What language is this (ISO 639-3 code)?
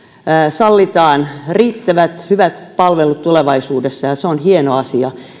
fin